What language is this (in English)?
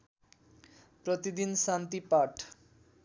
Nepali